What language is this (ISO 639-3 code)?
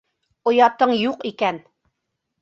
bak